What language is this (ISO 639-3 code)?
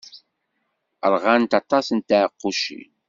kab